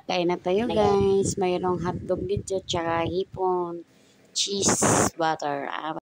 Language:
Filipino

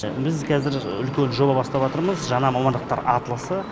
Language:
Kazakh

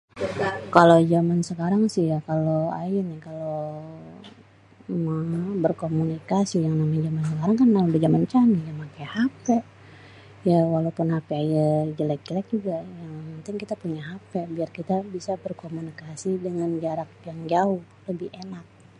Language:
Betawi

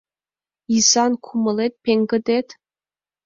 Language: Mari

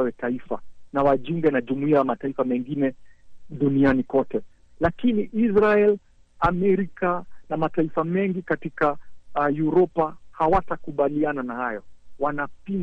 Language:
Swahili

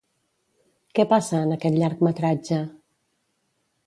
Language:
Catalan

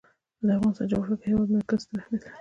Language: Pashto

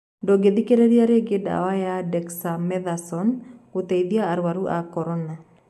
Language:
Kikuyu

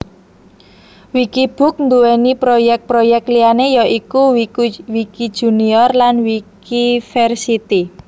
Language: Javanese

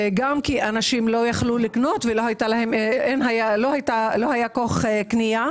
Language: Hebrew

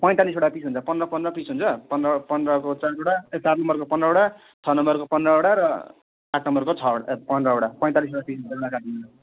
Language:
Nepali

